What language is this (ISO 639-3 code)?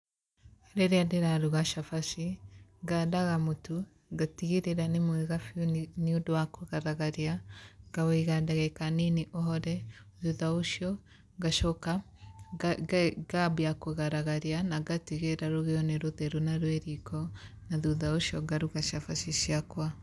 kik